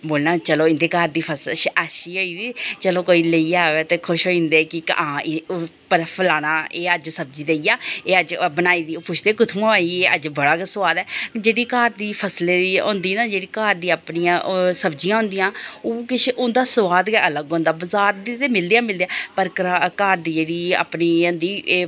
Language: Dogri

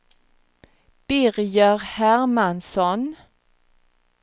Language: Swedish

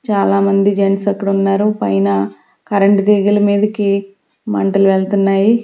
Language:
Telugu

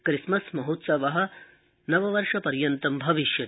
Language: Sanskrit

